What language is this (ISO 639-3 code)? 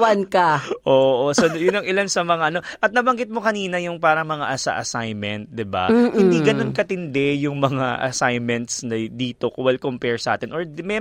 fil